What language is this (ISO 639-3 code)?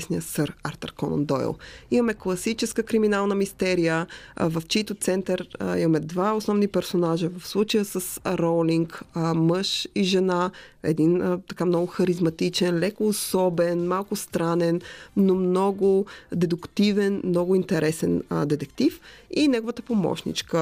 bul